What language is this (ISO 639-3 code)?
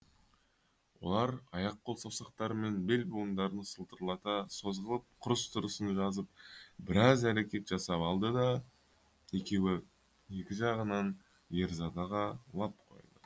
kaz